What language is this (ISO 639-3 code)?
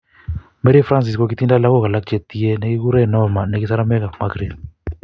kln